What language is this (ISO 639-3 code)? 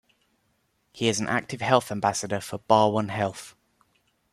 eng